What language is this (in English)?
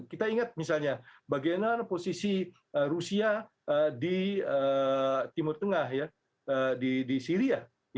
Indonesian